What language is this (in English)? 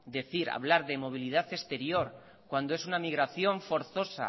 Spanish